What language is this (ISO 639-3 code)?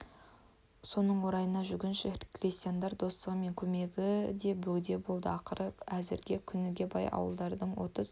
kaz